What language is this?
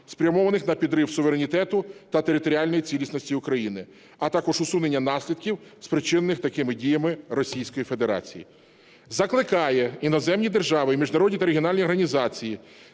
Ukrainian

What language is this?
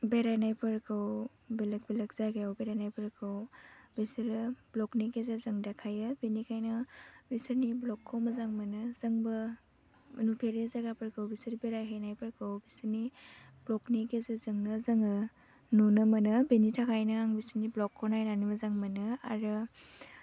Bodo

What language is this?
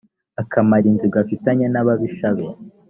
Kinyarwanda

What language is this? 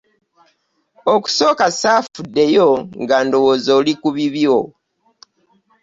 Ganda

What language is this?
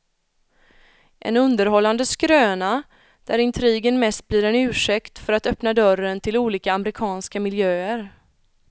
Swedish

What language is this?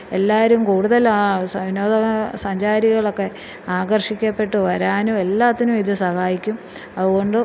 Malayalam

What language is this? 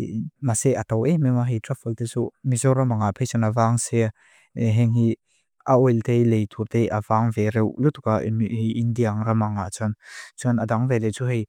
Mizo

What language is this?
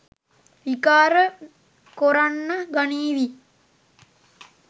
Sinhala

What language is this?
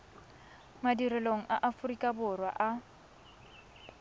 Tswana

